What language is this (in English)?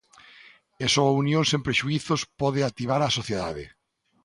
Galician